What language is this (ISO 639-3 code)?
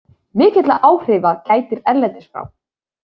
isl